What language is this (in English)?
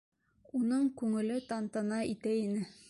Bashkir